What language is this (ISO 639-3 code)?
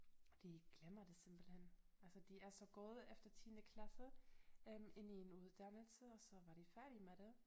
dan